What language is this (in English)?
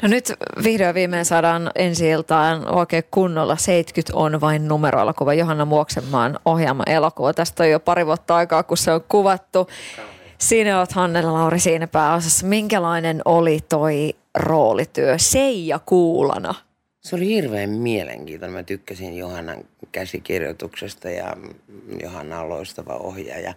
Finnish